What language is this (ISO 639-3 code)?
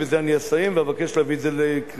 heb